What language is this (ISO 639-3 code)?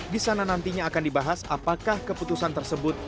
ind